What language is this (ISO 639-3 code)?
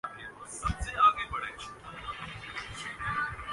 urd